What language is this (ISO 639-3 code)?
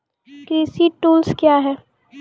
mai